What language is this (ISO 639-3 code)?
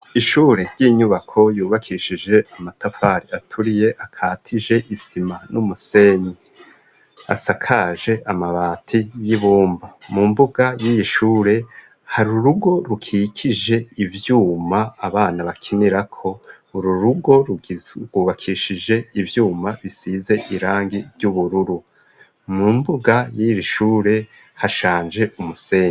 run